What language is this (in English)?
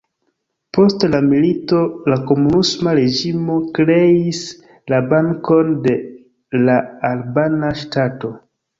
Esperanto